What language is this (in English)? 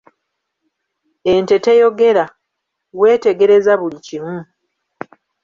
Ganda